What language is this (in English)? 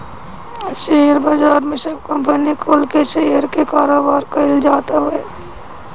Bhojpuri